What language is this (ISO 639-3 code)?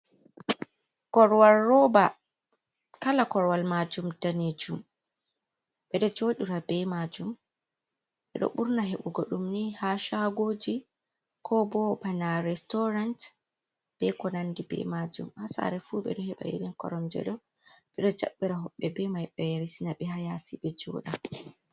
ful